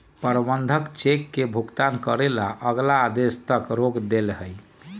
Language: Magahi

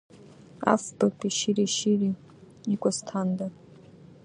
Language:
Abkhazian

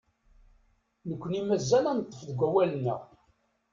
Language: Kabyle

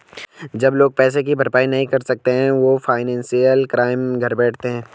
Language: Hindi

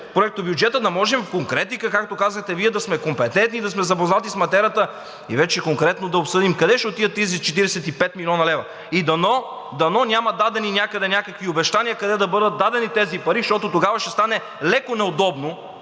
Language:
Bulgarian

